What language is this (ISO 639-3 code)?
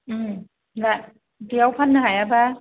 brx